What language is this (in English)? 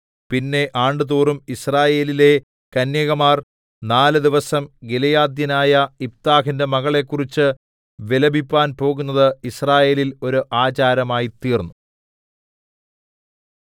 Malayalam